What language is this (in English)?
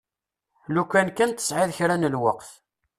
Kabyle